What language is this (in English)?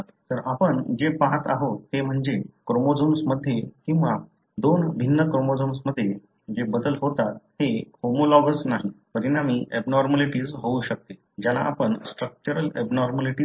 Marathi